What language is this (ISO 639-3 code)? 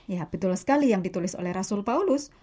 ind